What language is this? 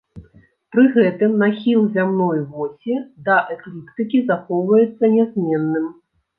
Belarusian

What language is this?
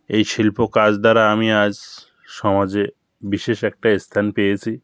Bangla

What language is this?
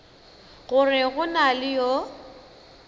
Northern Sotho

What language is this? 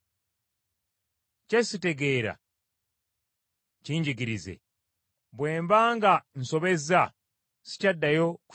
Ganda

